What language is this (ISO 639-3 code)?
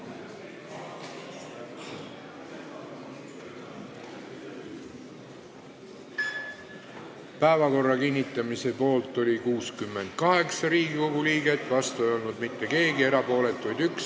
est